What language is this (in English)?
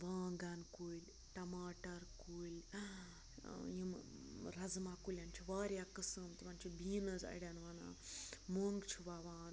Kashmiri